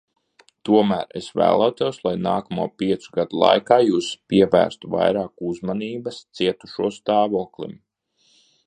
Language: Latvian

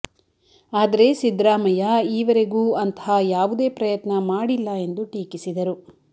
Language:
Kannada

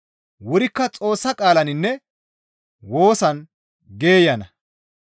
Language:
Gamo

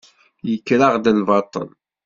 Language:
Kabyle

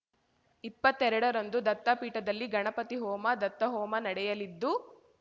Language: Kannada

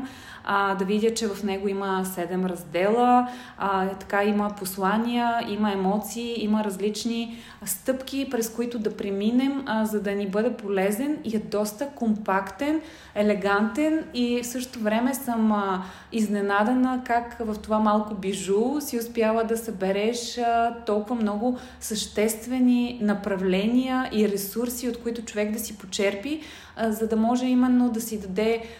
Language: Bulgarian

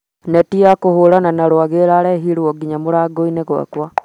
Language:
Kikuyu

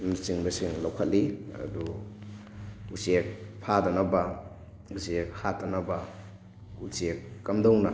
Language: Manipuri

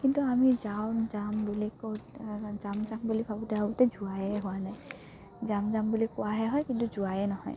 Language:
Assamese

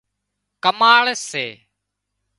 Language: Wadiyara Koli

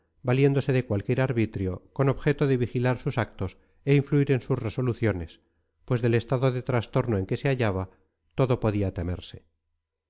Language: Spanish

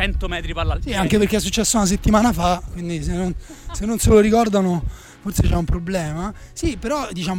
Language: Italian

